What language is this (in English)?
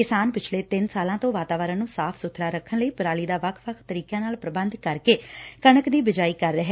Punjabi